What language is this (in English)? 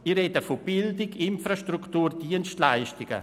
Swiss German